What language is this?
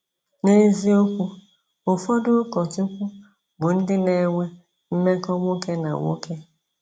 Igbo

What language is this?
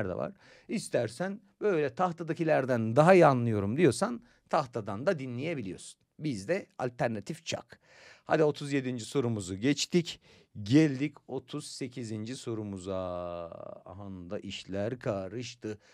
Turkish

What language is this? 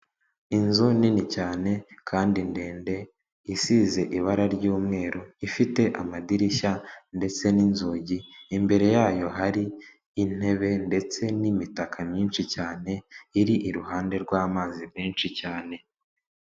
Kinyarwanda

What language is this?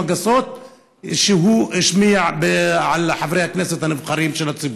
Hebrew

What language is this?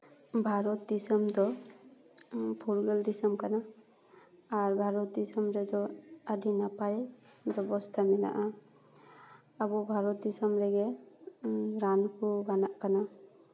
Santali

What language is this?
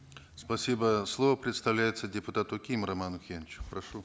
Kazakh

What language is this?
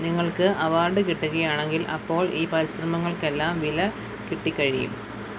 Malayalam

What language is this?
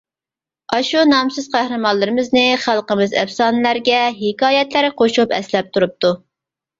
Uyghur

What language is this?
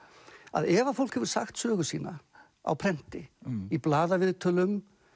Icelandic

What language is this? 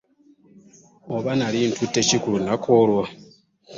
Ganda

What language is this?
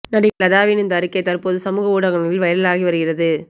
Tamil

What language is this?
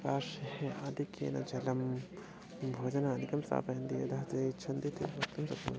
Sanskrit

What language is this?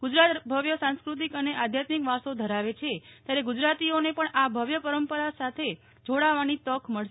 Gujarati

